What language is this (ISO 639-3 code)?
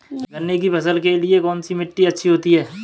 hin